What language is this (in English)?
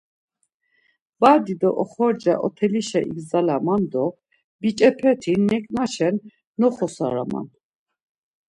Laz